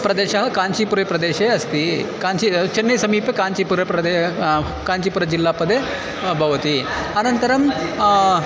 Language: Sanskrit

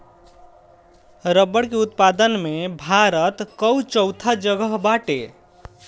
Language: Bhojpuri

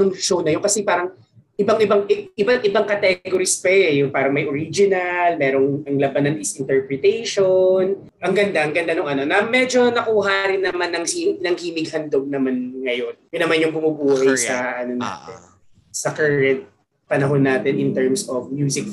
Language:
Filipino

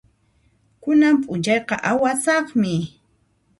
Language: Puno Quechua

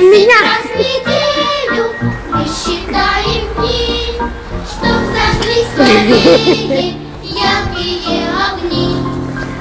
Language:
Polish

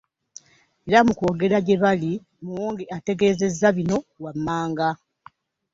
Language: Ganda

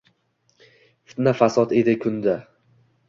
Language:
Uzbek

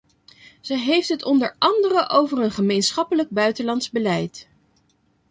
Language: Dutch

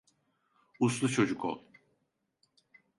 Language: Turkish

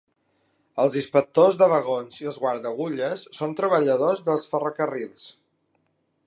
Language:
Catalan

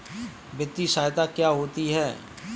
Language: Hindi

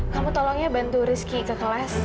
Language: Indonesian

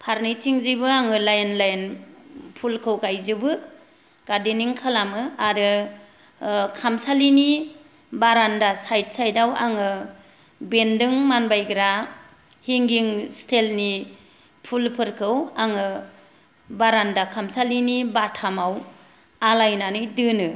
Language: Bodo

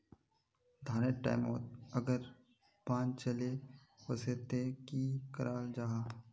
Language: Magahi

